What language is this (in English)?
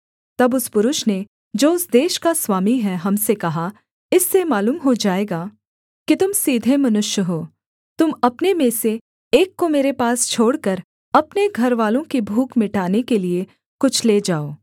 Hindi